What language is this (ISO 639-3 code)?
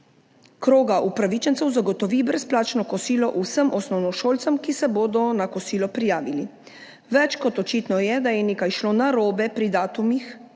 slv